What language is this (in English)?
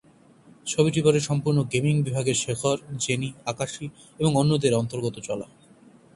Bangla